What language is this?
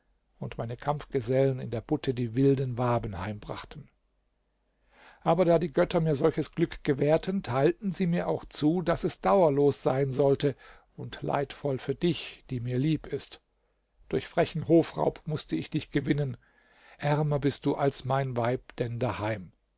German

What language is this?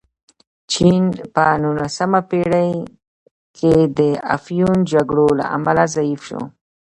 Pashto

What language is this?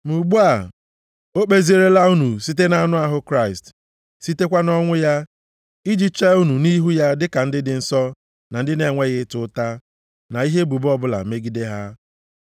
Igbo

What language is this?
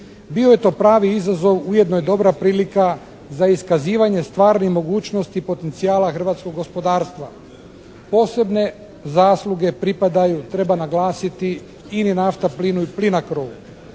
Croatian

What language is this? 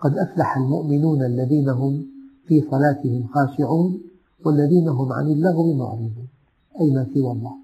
Arabic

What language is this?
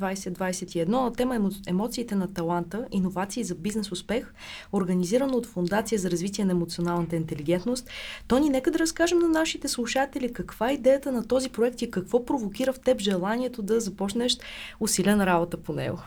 Bulgarian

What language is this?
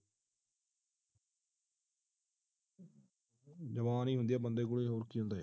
Punjabi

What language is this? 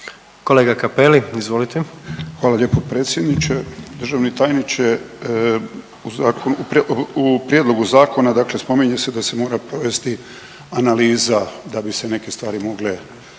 Croatian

